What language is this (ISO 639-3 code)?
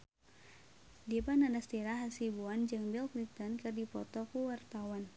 sun